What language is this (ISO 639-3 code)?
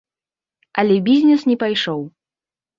bel